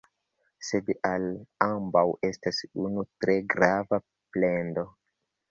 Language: Esperanto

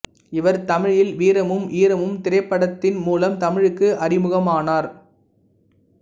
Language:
Tamil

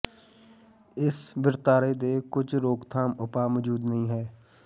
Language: Punjabi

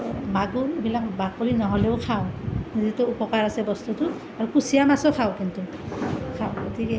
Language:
Assamese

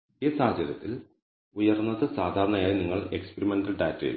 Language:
Malayalam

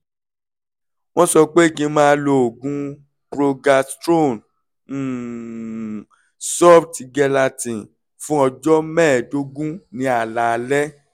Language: Yoruba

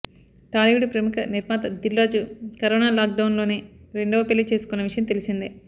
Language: Telugu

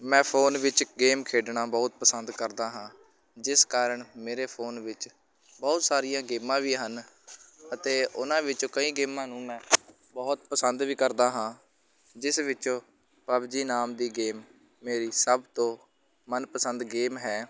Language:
Punjabi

